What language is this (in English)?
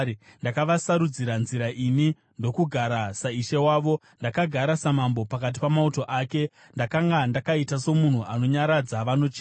Shona